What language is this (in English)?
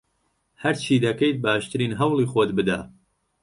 Central Kurdish